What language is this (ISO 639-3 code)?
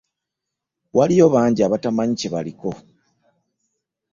lug